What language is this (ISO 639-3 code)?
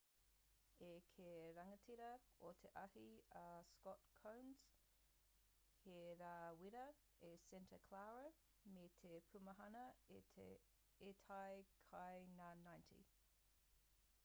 mri